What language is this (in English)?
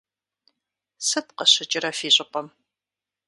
Kabardian